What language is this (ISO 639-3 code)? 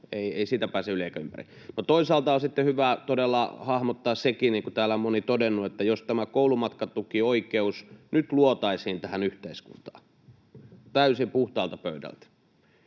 fin